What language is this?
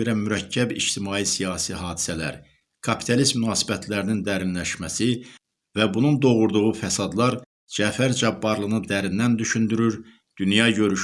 Turkish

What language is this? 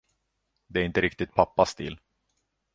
Swedish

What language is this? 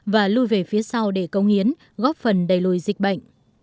Vietnamese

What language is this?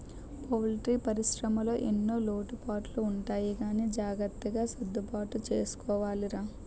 Telugu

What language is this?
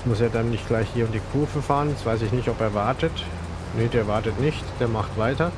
German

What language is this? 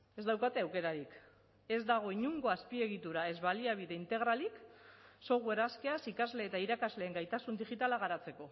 Basque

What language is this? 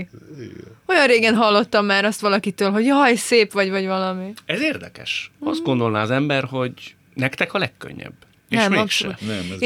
Hungarian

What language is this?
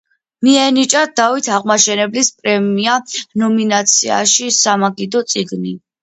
Georgian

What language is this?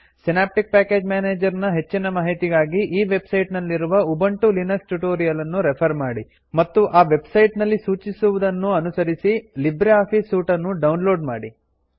Kannada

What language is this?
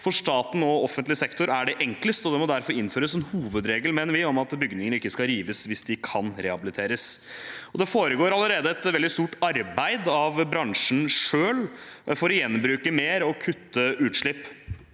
Norwegian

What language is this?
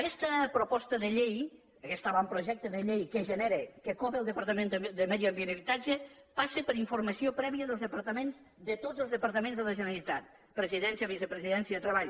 Catalan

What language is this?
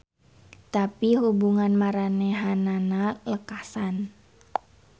Sundanese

